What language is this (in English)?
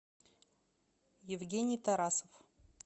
Russian